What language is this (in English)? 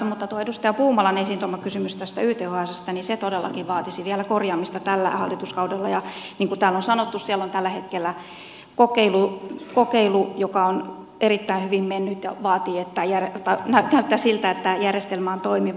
Finnish